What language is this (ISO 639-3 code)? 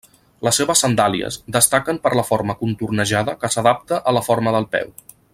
cat